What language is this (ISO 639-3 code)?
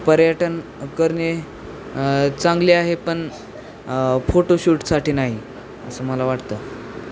mar